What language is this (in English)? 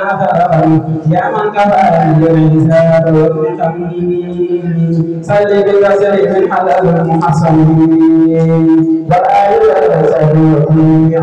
Indonesian